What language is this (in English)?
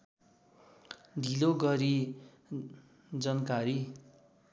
Nepali